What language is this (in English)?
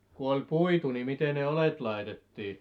Finnish